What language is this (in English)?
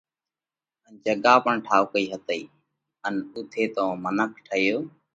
Parkari Koli